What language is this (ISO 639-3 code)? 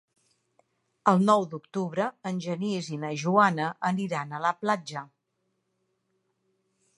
cat